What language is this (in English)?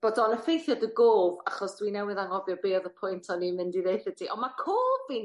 Welsh